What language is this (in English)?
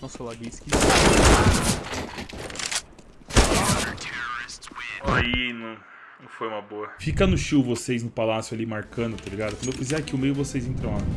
Portuguese